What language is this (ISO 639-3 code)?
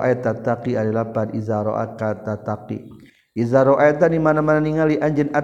msa